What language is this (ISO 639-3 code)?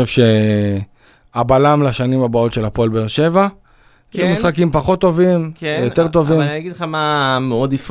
heb